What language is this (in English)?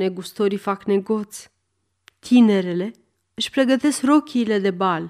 Romanian